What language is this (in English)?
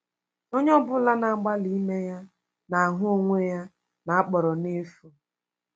Igbo